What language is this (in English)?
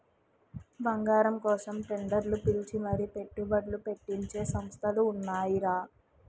Telugu